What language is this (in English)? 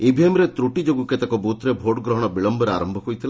Odia